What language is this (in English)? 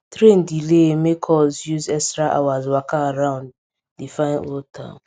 Nigerian Pidgin